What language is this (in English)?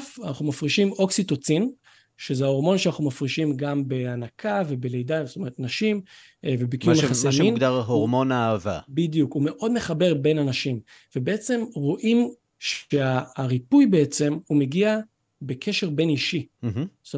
Hebrew